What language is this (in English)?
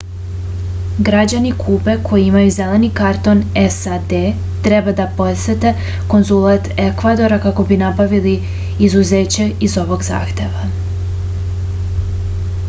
Serbian